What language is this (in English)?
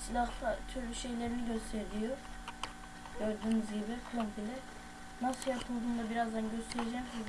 Turkish